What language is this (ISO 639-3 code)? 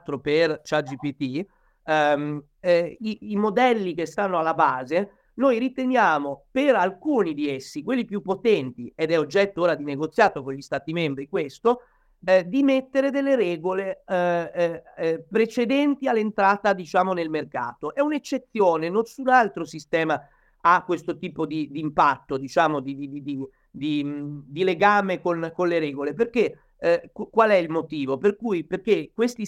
ita